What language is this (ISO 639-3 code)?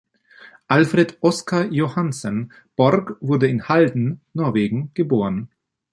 deu